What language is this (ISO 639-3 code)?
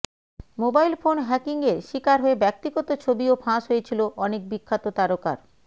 ben